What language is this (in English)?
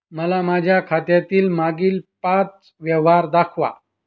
Marathi